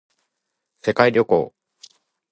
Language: Japanese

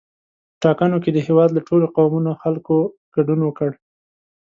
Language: Pashto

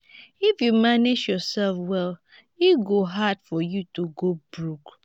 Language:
Nigerian Pidgin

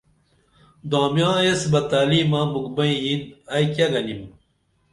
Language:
Dameli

